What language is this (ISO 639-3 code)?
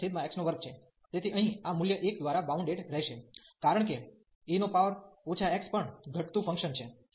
guj